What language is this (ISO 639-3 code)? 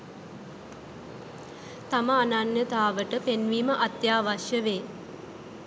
sin